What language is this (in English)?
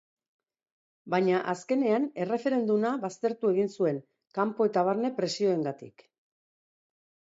Basque